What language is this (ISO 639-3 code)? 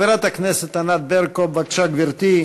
heb